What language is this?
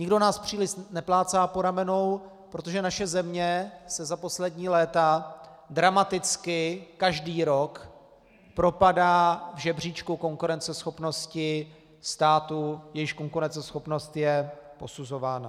Czech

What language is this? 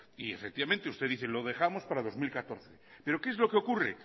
Spanish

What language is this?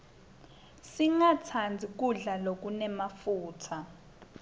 Swati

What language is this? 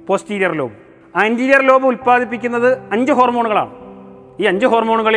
Malayalam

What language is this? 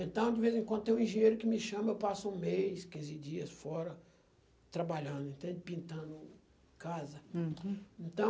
Portuguese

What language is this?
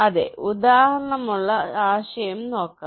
Malayalam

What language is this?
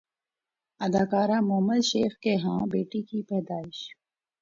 Urdu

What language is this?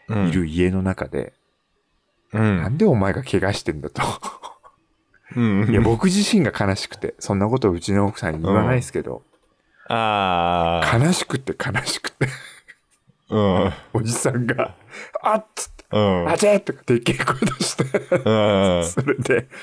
Japanese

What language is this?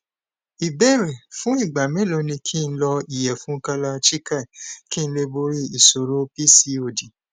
Yoruba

